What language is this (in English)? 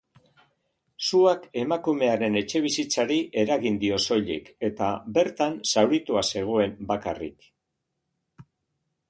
Basque